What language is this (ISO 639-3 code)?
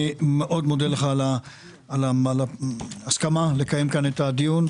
heb